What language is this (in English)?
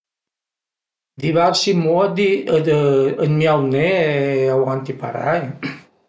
Piedmontese